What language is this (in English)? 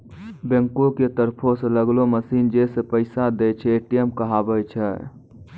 Maithili